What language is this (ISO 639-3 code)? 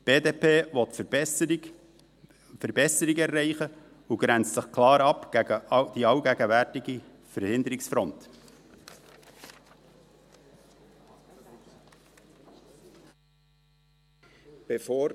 gsw